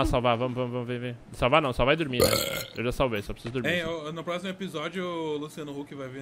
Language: Portuguese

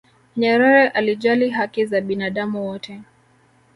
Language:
Swahili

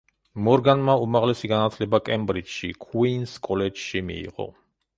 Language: Georgian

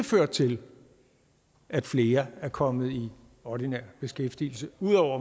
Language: Danish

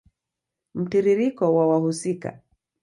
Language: Swahili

